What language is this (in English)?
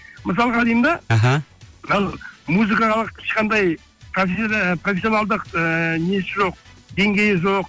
Kazakh